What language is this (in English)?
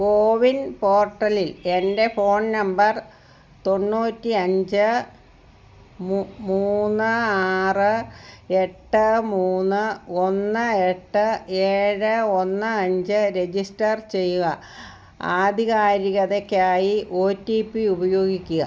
Malayalam